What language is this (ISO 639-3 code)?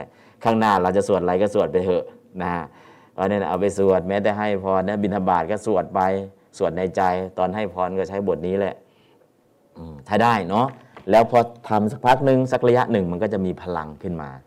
tha